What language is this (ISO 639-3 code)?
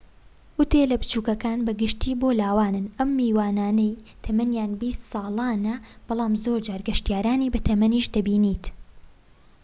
ckb